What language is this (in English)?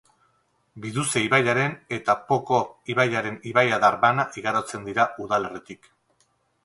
Basque